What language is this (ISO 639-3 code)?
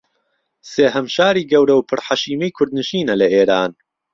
ckb